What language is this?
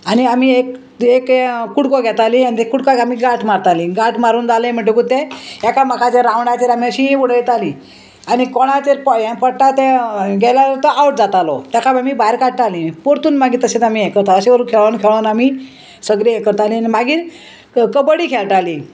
Konkani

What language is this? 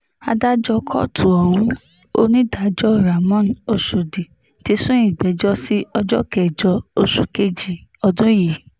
Yoruba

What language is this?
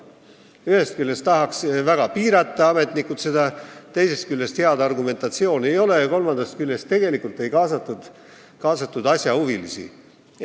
Estonian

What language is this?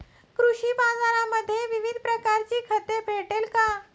Marathi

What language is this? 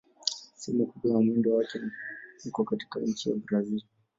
Swahili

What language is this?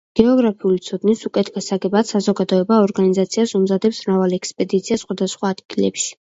Georgian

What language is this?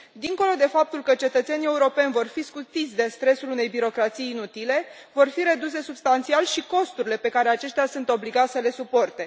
Romanian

